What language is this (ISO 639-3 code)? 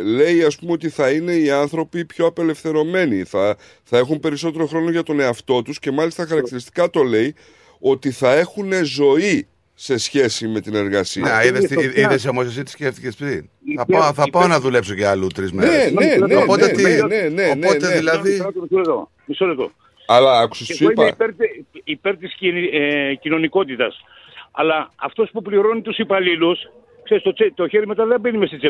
ell